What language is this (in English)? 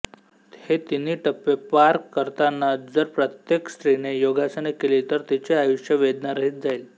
Marathi